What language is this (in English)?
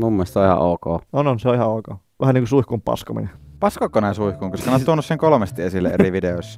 Finnish